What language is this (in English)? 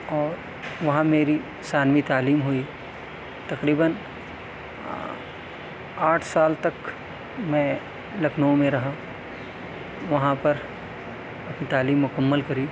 Urdu